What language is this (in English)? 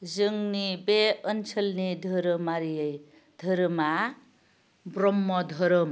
Bodo